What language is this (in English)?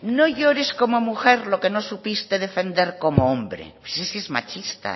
Spanish